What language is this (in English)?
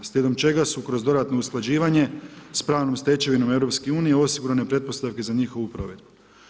Croatian